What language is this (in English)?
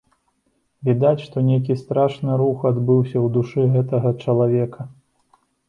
Belarusian